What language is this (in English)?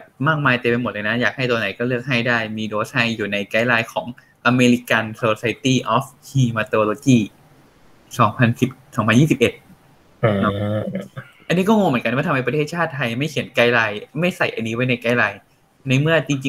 Thai